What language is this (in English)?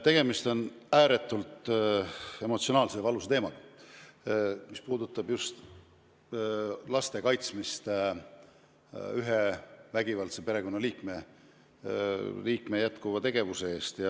Estonian